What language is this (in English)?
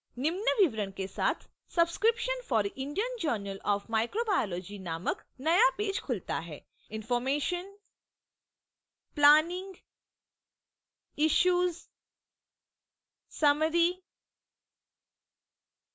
Hindi